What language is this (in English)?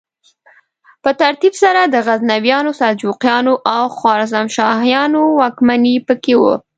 Pashto